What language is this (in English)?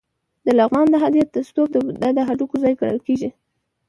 Pashto